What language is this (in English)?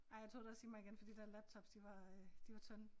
Danish